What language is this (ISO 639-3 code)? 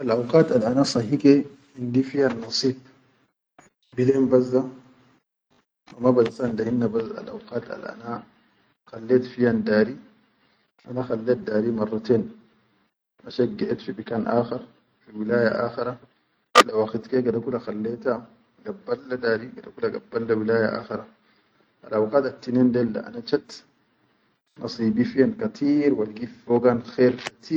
shu